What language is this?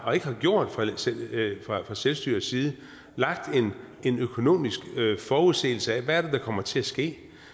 Danish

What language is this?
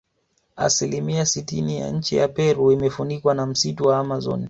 Swahili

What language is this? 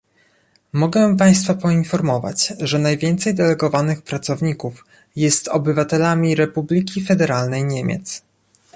Polish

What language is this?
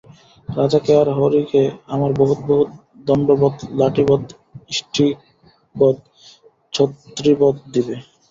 Bangla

